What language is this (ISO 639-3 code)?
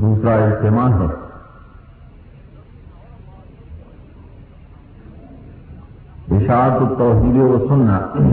urd